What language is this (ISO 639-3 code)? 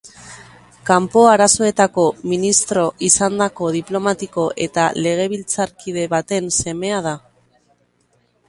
eus